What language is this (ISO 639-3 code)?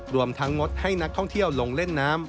tha